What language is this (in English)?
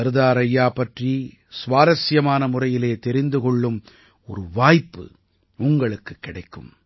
Tamil